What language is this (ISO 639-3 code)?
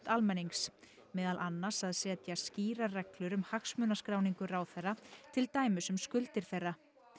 isl